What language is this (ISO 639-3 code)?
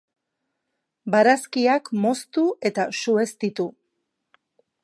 eus